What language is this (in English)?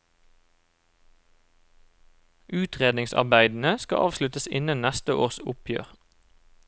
Norwegian